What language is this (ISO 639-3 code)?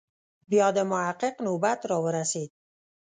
pus